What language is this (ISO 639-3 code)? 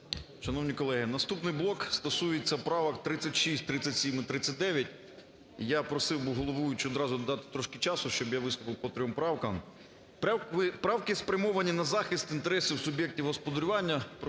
ukr